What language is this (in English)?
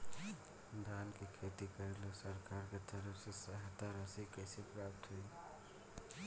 Bhojpuri